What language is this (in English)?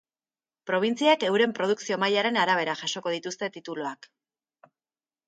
Basque